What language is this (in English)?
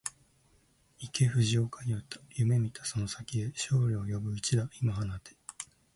Japanese